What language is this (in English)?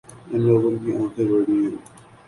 Urdu